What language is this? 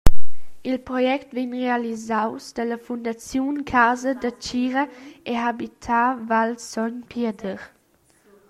Romansh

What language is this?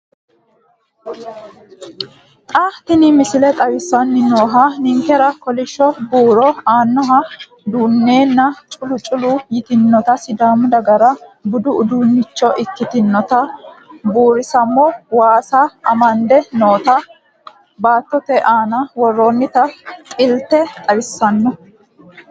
Sidamo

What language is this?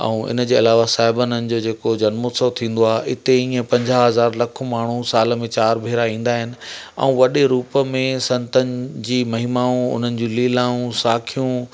Sindhi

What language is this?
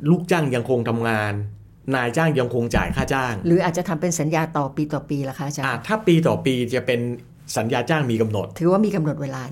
Thai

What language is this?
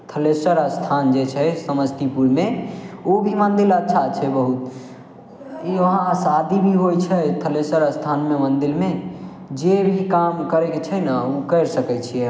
Maithili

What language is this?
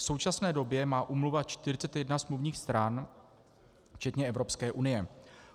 Czech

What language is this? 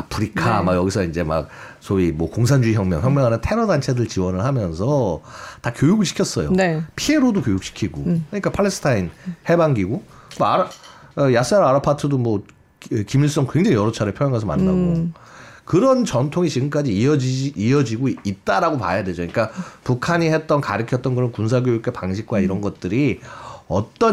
Korean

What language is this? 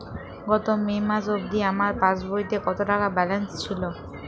Bangla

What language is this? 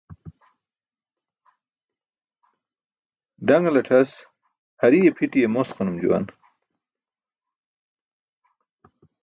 Burushaski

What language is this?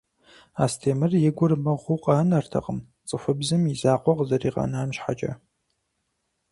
Kabardian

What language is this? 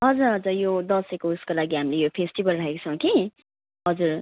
Nepali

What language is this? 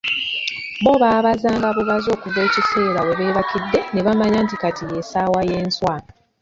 Ganda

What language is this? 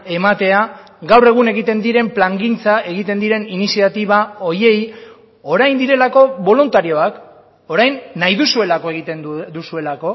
Basque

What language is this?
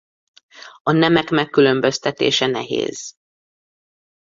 Hungarian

